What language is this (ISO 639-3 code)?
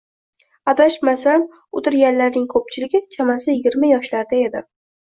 uzb